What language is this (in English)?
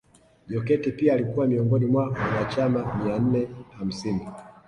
Swahili